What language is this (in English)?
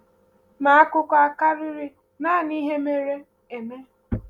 Igbo